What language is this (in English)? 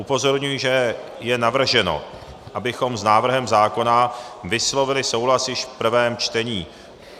Czech